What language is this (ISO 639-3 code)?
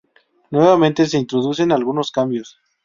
spa